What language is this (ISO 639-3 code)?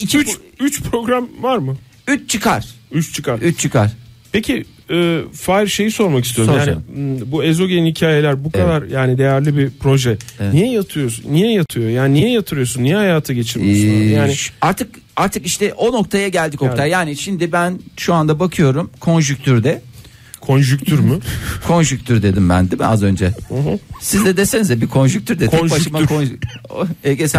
tur